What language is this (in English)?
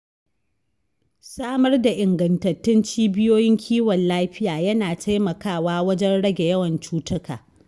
Hausa